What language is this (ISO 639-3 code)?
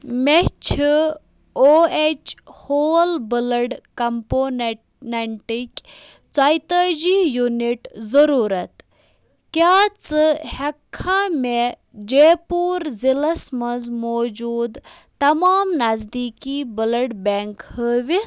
kas